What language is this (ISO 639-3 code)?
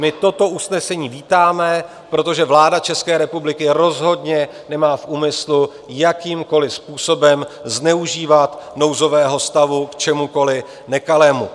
ces